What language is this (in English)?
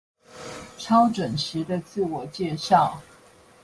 Chinese